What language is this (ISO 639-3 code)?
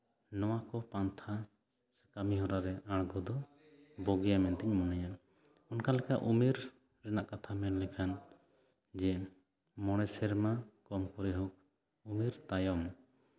sat